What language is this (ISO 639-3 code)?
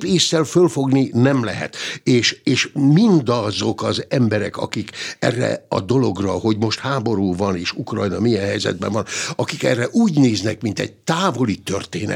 hun